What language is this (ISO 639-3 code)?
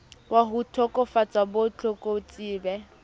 sot